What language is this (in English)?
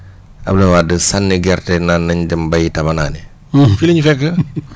Wolof